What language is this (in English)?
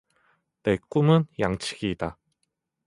Korean